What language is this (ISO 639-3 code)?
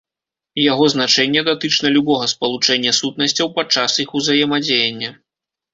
bel